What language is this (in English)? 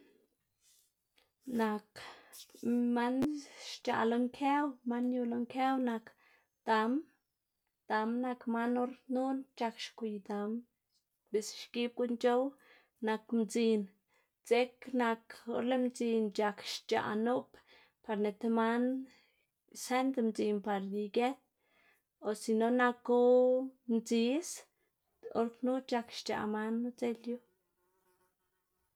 Xanaguía Zapotec